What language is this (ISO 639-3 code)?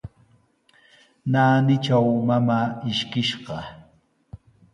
qws